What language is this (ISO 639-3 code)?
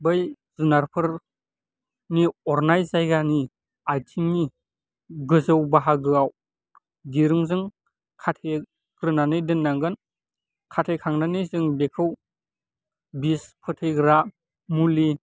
brx